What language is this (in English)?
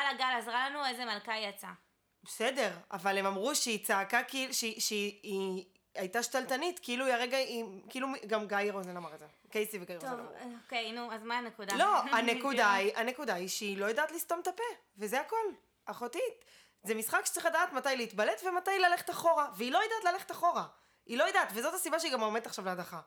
Hebrew